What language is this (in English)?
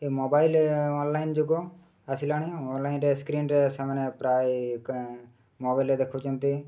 Odia